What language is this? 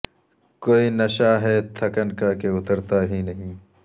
Urdu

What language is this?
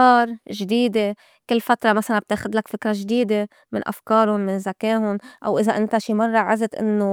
North Levantine Arabic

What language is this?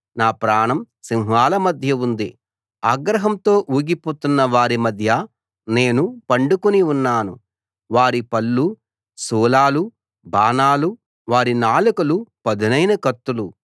Telugu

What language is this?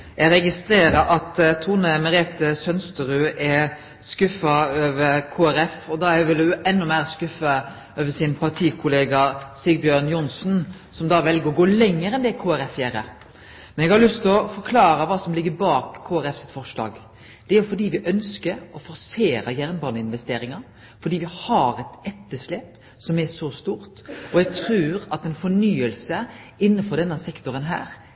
Norwegian Nynorsk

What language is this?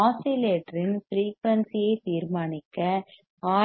Tamil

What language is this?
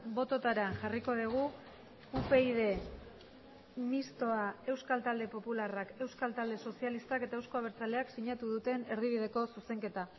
Basque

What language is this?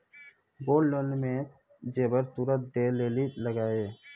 Maithili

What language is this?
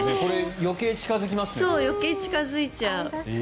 Japanese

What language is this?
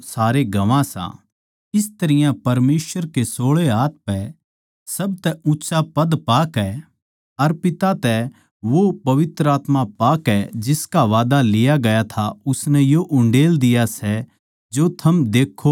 Haryanvi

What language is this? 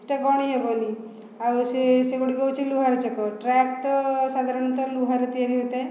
Odia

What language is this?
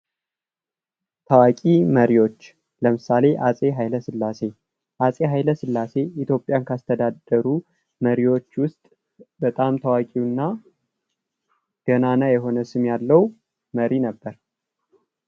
Amharic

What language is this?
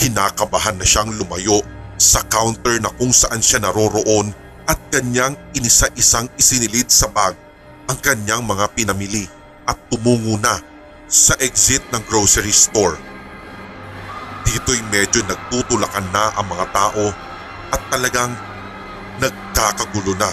Filipino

